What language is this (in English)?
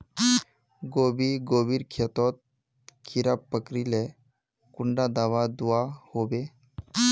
Magahi